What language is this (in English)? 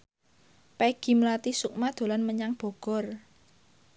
Javanese